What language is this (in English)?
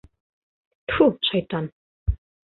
Bashkir